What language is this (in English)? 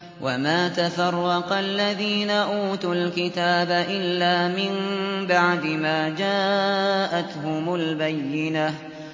Arabic